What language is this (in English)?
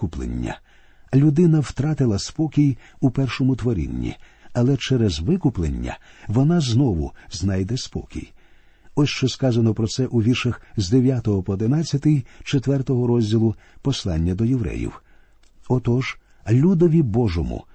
Ukrainian